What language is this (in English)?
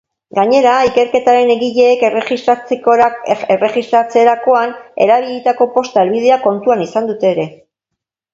Basque